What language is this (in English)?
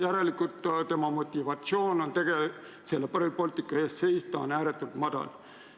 Estonian